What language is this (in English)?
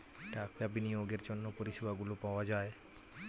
Bangla